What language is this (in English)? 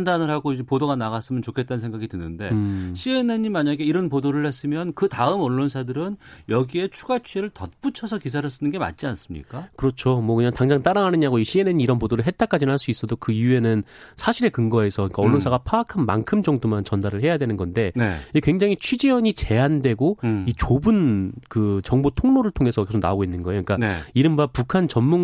Korean